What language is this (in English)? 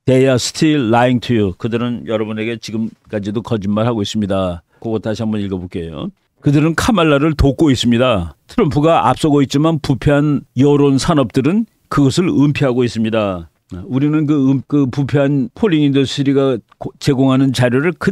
Korean